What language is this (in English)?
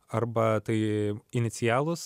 Lithuanian